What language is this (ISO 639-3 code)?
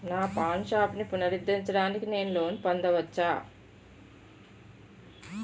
tel